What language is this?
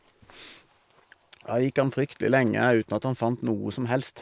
Norwegian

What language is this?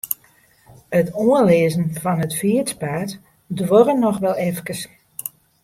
Western Frisian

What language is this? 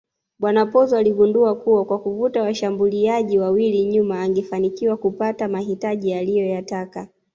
Swahili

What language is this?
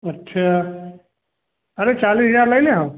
Hindi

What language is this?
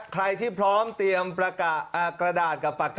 Thai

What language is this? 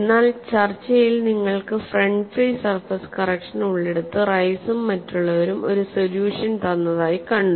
Malayalam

